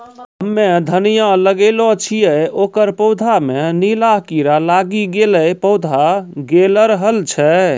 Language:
Maithili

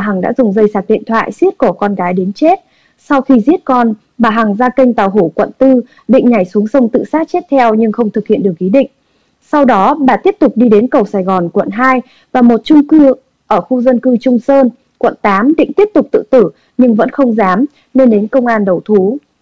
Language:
Vietnamese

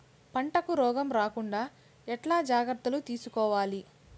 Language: Telugu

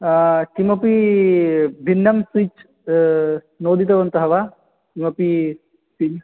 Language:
Sanskrit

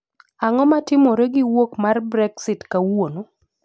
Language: Luo (Kenya and Tanzania)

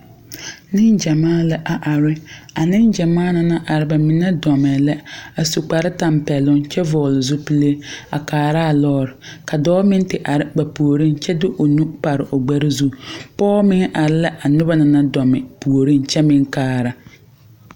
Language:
Southern Dagaare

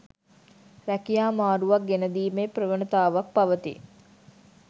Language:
Sinhala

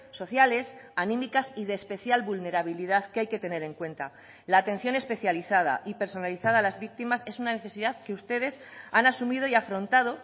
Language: Spanish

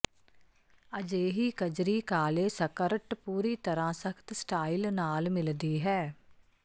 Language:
Punjabi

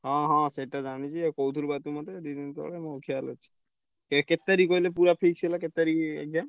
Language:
Odia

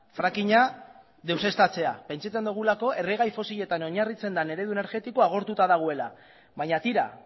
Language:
Basque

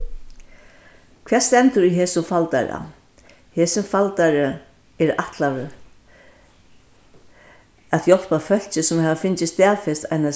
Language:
Faroese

